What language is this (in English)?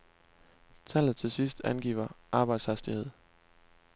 Danish